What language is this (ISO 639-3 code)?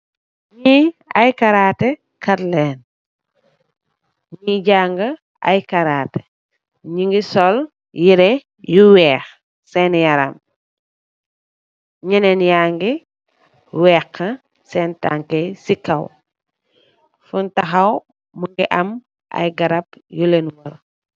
wol